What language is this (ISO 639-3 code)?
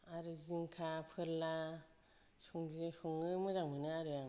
brx